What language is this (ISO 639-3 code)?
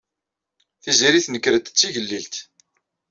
kab